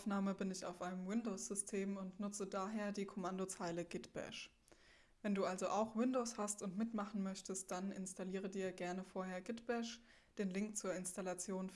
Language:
German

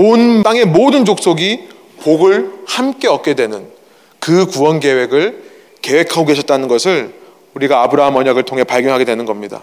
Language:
Korean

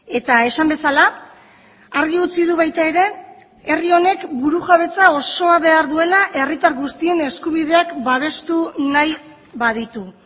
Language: Basque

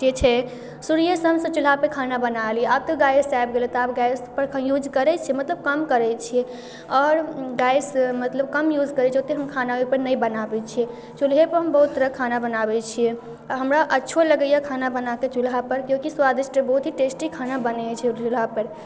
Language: Maithili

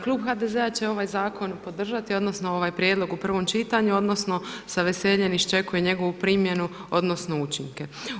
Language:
Croatian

